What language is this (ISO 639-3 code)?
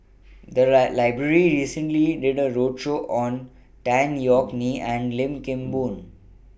eng